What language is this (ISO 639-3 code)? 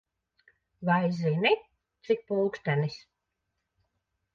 lav